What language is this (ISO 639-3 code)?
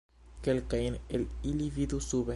epo